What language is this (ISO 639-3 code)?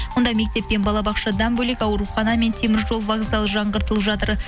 kaz